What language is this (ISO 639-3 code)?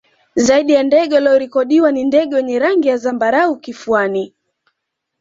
swa